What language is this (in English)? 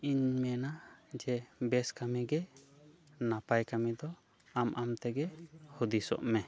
Santali